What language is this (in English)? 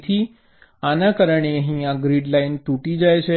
Gujarati